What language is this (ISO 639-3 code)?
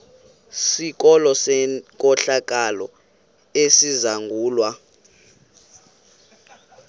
xho